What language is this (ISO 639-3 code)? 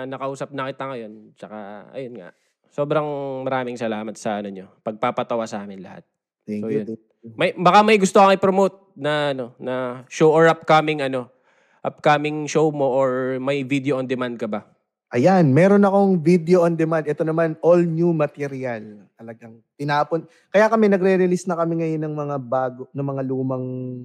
fil